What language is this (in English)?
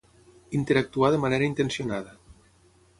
Catalan